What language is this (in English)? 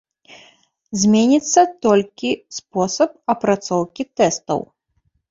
Belarusian